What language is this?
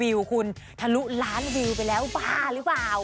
Thai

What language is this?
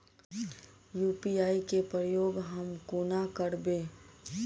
Maithili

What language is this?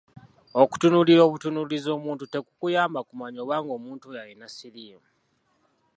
Ganda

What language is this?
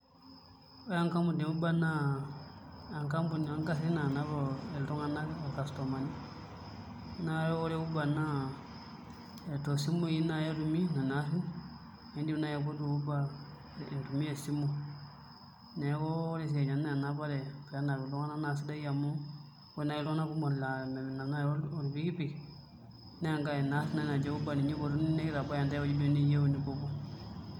Masai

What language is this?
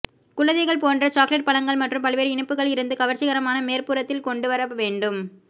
Tamil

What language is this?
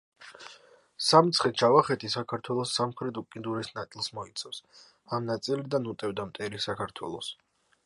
Georgian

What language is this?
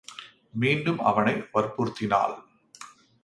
Tamil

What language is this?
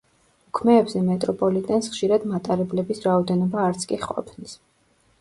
Georgian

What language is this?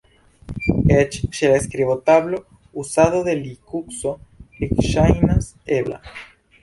Esperanto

